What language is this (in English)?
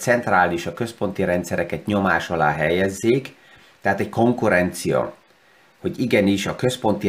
Hungarian